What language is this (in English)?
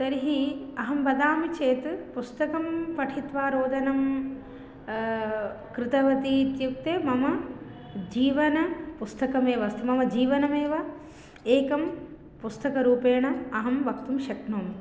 Sanskrit